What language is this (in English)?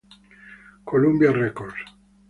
Spanish